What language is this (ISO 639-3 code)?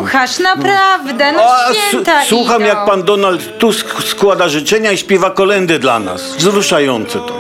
pol